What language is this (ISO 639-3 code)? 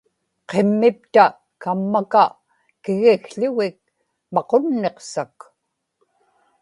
ipk